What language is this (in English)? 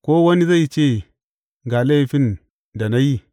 Hausa